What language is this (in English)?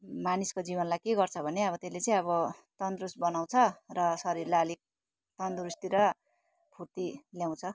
Nepali